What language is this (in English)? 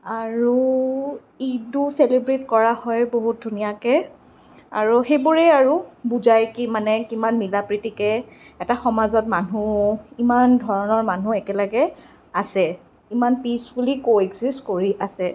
Assamese